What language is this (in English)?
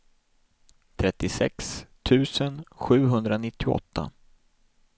Swedish